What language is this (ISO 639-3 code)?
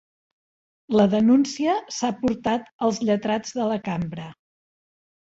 cat